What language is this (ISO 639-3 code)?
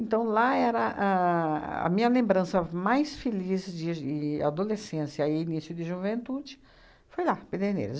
por